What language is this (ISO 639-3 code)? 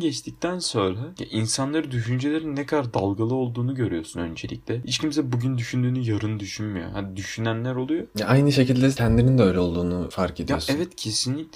tur